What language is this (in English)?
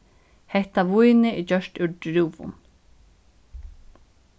Faroese